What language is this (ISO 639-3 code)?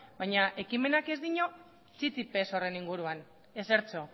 eus